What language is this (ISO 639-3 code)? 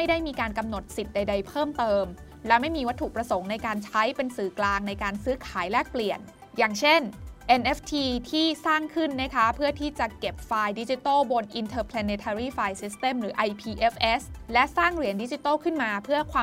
tha